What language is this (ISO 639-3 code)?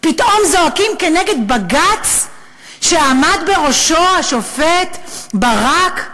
heb